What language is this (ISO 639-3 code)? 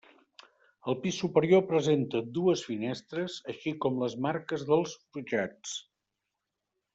cat